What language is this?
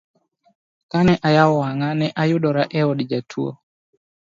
Luo (Kenya and Tanzania)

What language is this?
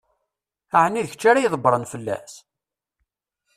Kabyle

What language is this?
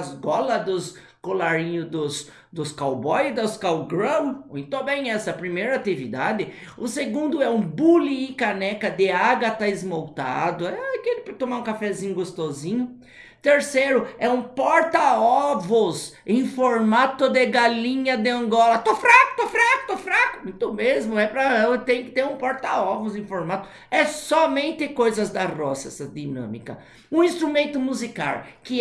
Portuguese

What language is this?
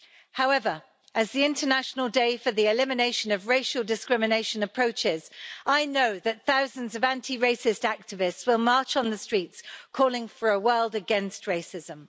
English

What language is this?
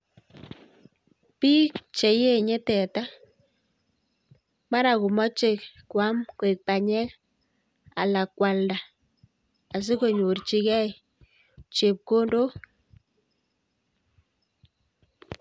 Kalenjin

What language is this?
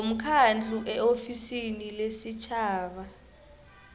South Ndebele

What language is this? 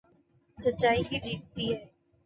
Urdu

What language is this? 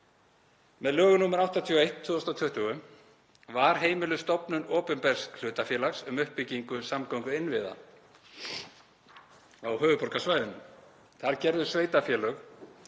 Icelandic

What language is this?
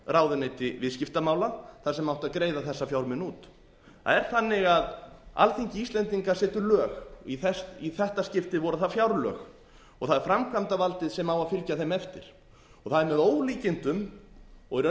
Icelandic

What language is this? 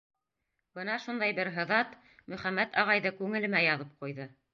Bashkir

